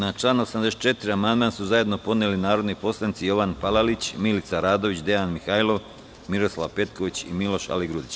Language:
Serbian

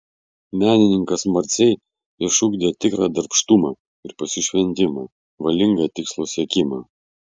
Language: Lithuanian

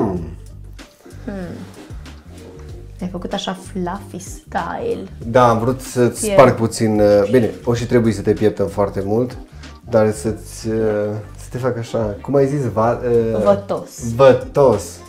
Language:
Romanian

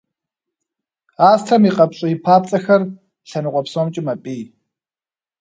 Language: Kabardian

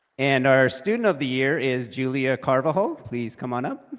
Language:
English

